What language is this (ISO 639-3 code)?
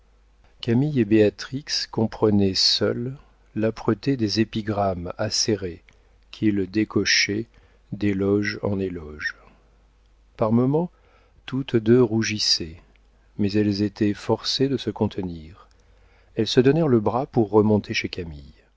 fra